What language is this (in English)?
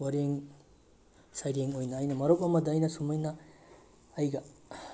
Manipuri